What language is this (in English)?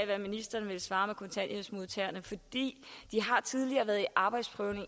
Danish